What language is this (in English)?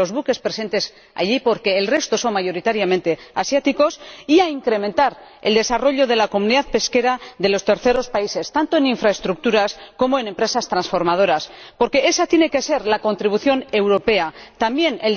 Spanish